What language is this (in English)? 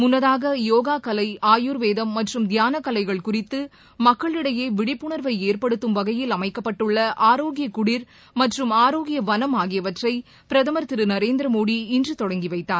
Tamil